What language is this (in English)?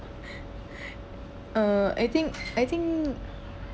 English